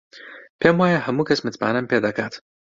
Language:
Central Kurdish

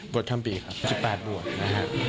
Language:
Thai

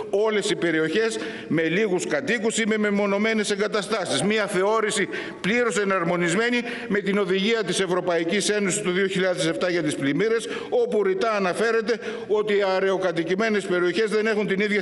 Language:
Greek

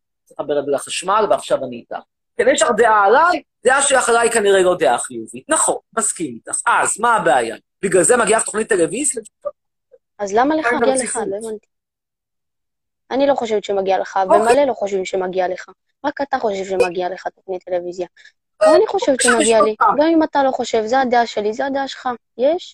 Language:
Hebrew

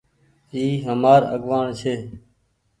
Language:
Goaria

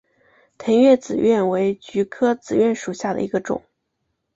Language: Chinese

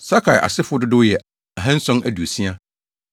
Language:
Akan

